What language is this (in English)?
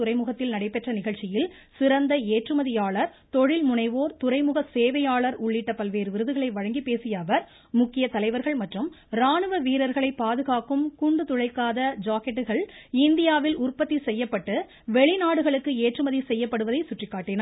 Tamil